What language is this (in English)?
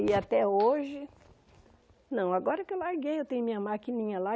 Portuguese